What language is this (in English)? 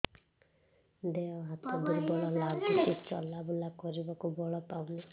Odia